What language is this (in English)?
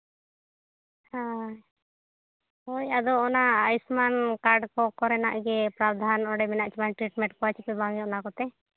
Santali